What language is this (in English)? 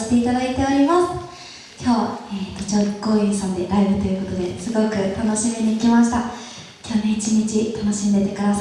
Japanese